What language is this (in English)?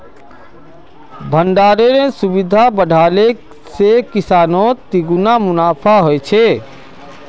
Magahi